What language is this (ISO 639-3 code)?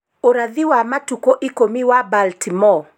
kik